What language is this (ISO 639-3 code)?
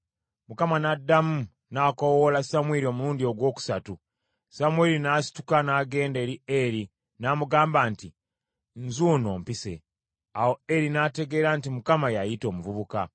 lug